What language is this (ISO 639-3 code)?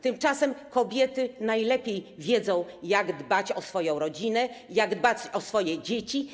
pol